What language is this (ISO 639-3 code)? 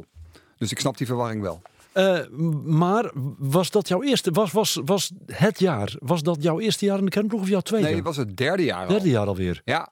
nld